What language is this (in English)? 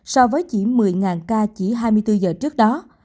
Vietnamese